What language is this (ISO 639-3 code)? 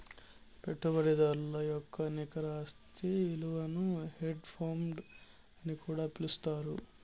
tel